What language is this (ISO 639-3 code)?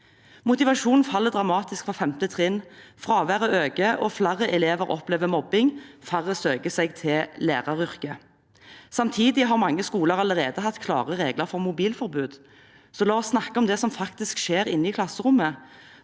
nor